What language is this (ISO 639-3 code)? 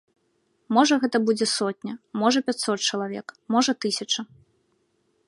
bel